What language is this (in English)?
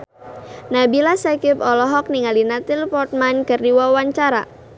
Sundanese